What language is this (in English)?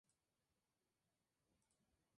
Spanish